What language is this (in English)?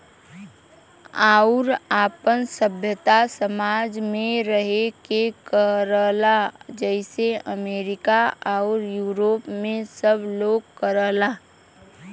Bhojpuri